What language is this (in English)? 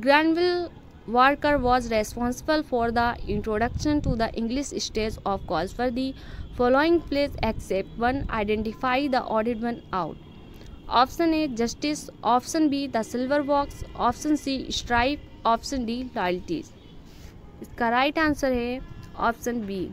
Hindi